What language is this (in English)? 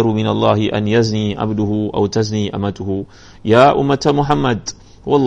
Malay